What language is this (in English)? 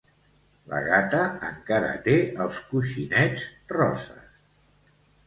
Catalan